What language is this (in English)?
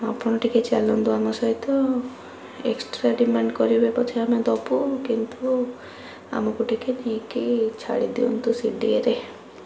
Odia